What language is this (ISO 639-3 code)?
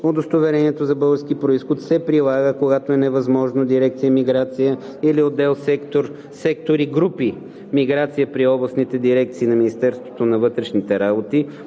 bul